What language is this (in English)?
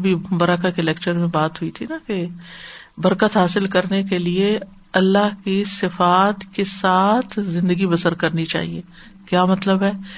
Urdu